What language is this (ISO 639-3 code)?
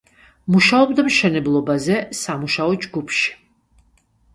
kat